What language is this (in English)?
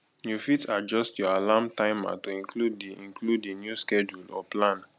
Nigerian Pidgin